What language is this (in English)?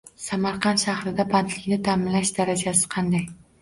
Uzbek